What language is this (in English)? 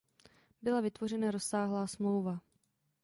Czech